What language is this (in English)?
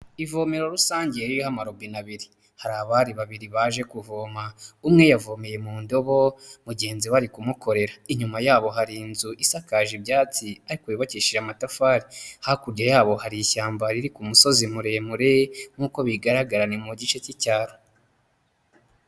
Kinyarwanda